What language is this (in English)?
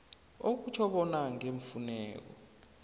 South Ndebele